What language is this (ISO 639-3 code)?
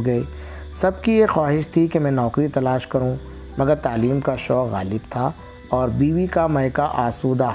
urd